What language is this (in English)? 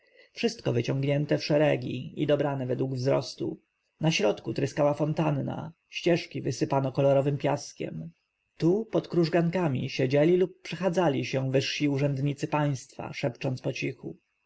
Polish